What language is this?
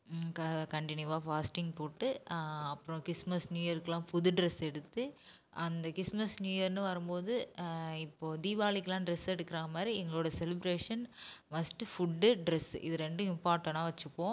Tamil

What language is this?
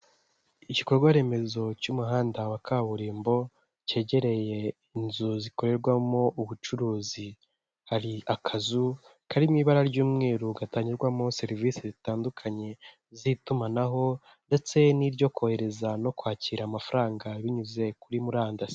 Kinyarwanda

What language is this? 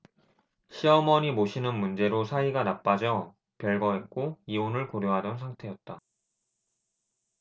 Korean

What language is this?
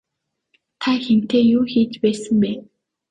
Mongolian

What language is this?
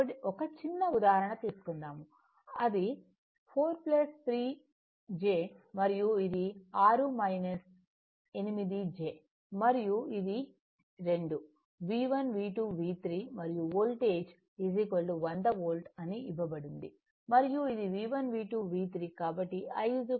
Telugu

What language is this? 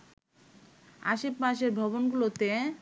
Bangla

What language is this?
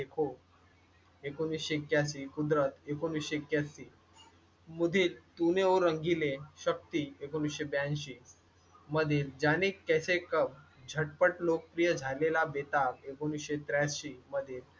Marathi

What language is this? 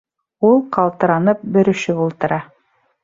Bashkir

